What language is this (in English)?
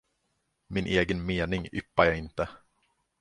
Swedish